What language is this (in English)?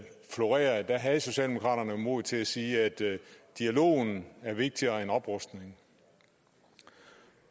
Danish